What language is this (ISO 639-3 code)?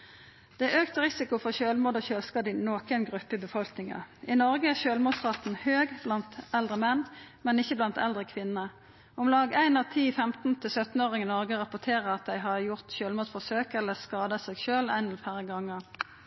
nno